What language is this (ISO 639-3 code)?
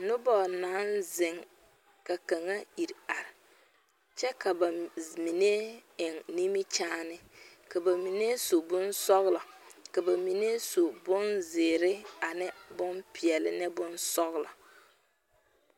dga